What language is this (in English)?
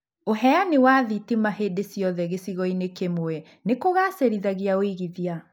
Kikuyu